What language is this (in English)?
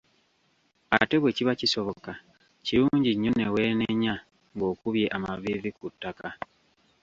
Ganda